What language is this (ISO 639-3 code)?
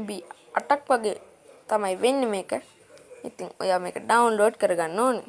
sin